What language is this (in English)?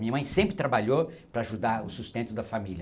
Portuguese